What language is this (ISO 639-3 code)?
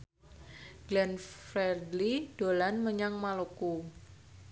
jav